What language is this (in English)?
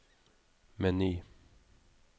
Norwegian